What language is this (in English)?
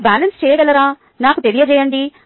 Telugu